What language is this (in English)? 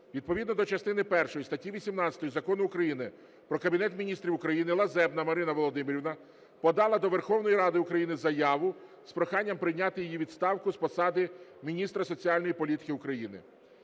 Ukrainian